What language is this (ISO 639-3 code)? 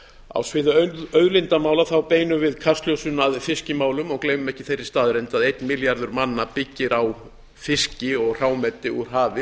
isl